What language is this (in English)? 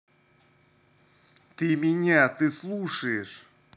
Russian